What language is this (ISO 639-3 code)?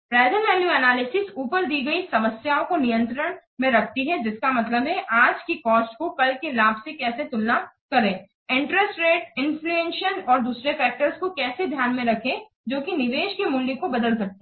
hin